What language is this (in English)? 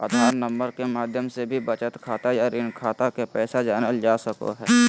Magahi